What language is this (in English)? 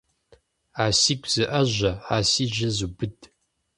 Kabardian